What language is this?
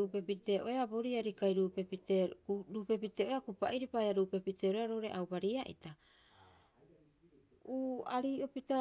Rapoisi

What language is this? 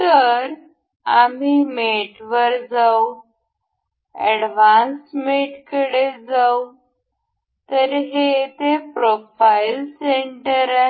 Marathi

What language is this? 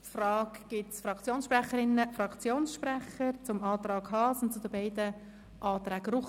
Swiss German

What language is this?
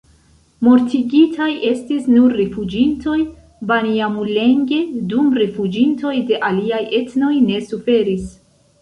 Esperanto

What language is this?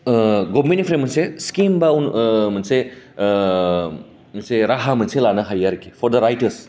Bodo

